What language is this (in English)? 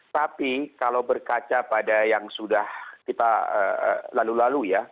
Indonesian